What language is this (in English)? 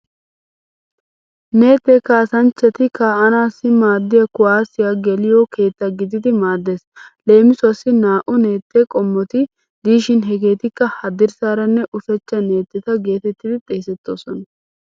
Wolaytta